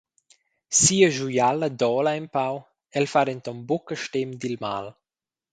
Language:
Romansh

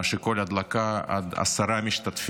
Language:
Hebrew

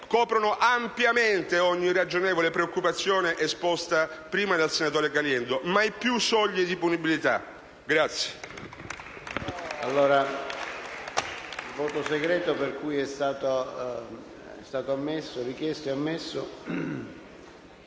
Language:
Italian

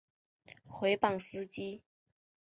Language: Chinese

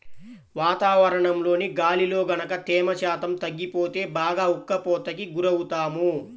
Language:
Telugu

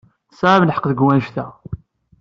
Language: Kabyle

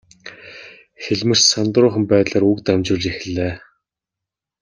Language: Mongolian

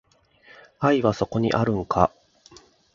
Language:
Japanese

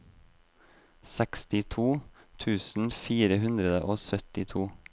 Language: Norwegian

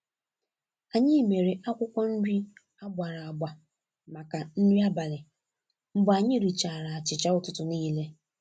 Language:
Igbo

